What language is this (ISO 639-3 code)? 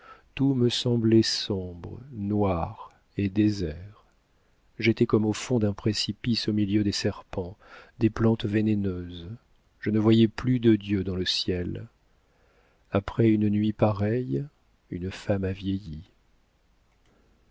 fra